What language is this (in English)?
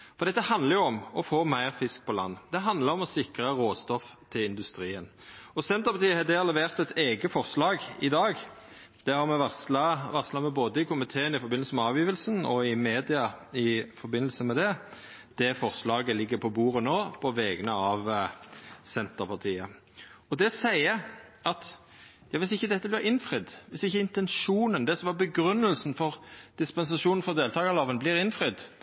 Norwegian Nynorsk